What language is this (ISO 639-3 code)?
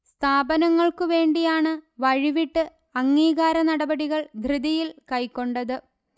mal